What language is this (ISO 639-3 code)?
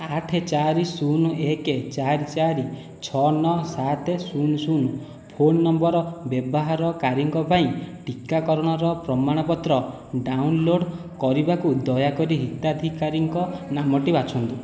ori